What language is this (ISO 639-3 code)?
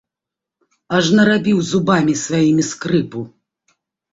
bel